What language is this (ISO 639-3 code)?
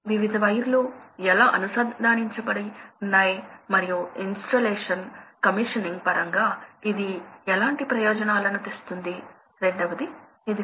tel